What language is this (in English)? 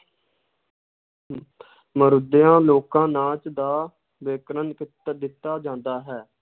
Punjabi